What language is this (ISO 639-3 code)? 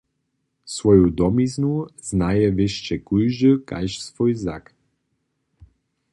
hsb